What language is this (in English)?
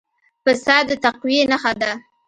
Pashto